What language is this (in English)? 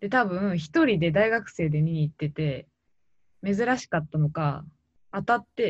Japanese